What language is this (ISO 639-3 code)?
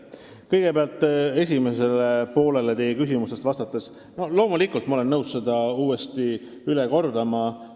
est